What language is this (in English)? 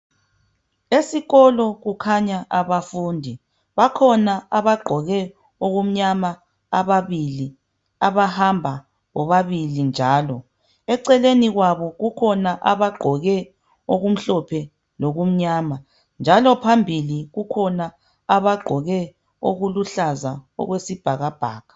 North Ndebele